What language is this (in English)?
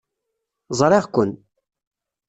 Kabyle